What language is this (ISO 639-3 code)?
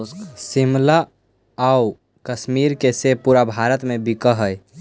mag